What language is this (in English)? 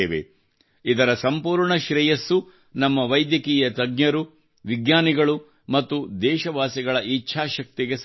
Kannada